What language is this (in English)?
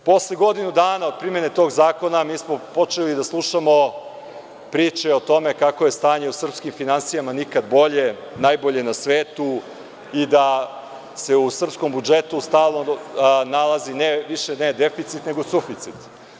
Serbian